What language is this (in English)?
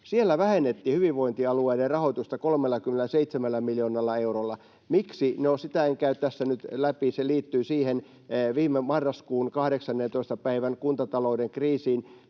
Finnish